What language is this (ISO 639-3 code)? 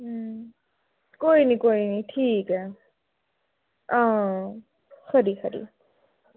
doi